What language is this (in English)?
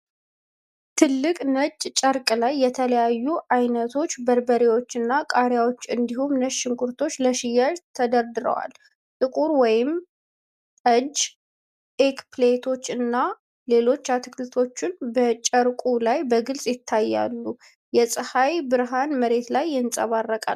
Amharic